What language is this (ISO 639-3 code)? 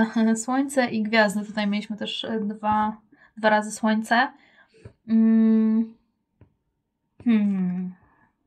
pol